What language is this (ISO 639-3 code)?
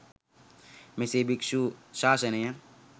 sin